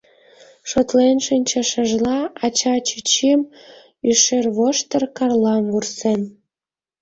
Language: Mari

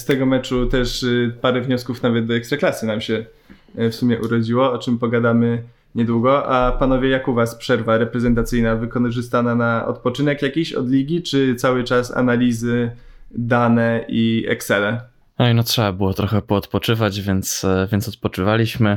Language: Polish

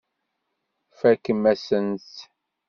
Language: Kabyle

